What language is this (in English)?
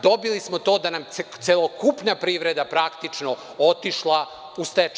Serbian